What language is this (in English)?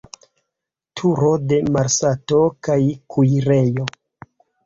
Esperanto